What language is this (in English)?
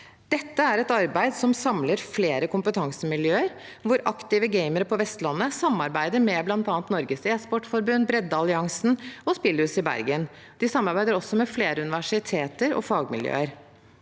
Norwegian